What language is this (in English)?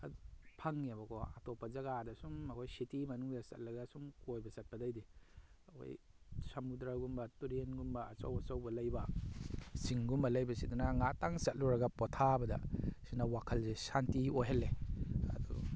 Manipuri